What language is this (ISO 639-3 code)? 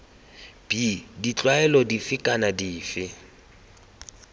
tsn